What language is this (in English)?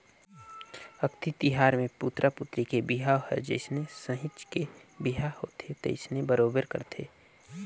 Chhattisgarhi